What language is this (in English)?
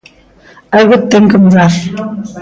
Galician